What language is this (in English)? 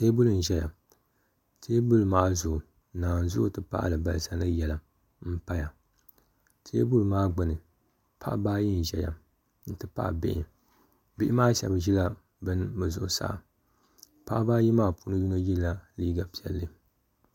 Dagbani